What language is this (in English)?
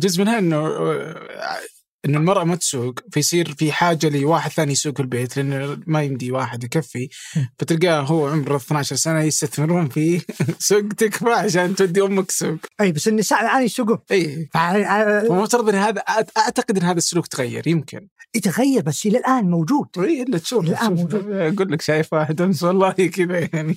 Arabic